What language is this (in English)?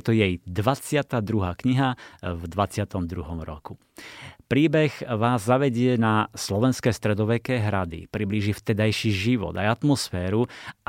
Slovak